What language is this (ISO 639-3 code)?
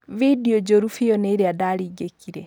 kik